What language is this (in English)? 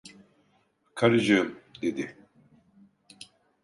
Turkish